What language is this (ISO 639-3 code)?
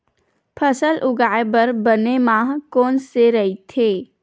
hne